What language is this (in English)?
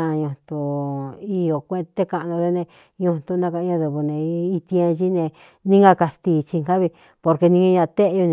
Cuyamecalco Mixtec